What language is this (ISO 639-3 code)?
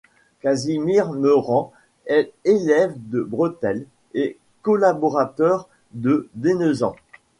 fra